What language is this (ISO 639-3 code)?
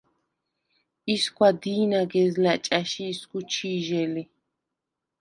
sva